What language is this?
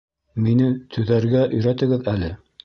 Bashkir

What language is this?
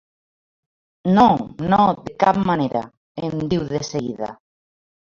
Catalan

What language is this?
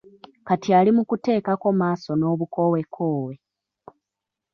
Ganda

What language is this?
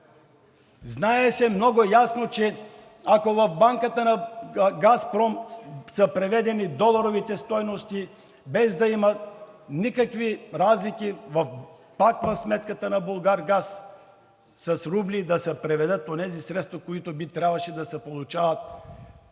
Bulgarian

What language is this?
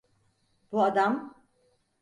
Turkish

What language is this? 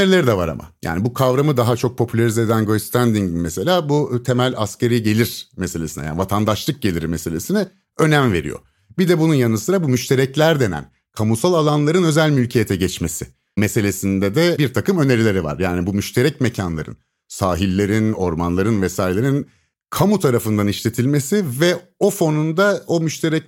Turkish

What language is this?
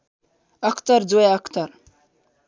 Nepali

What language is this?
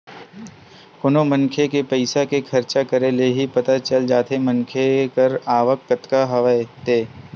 Chhattisgarhi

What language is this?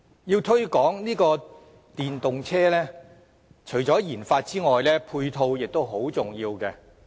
Cantonese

